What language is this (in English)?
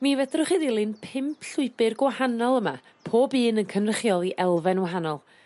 Welsh